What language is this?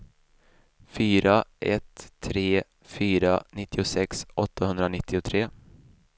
Swedish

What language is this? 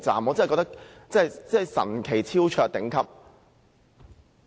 Cantonese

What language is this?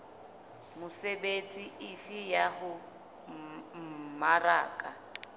Southern Sotho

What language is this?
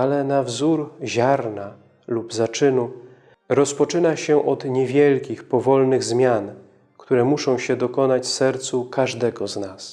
Polish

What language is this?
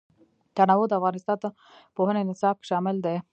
Pashto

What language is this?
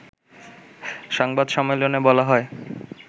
Bangla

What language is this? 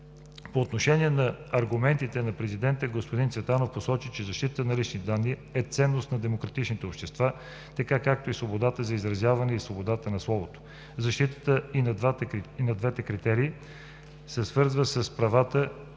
Bulgarian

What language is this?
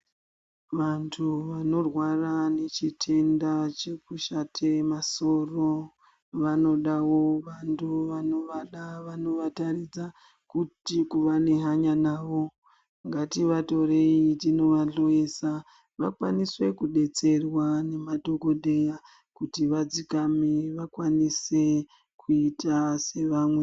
Ndau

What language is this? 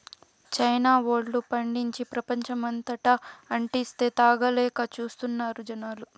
Telugu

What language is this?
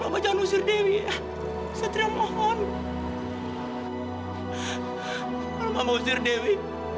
Indonesian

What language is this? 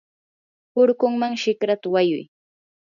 Yanahuanca Pasco Quechua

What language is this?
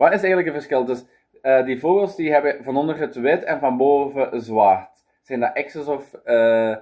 Dutch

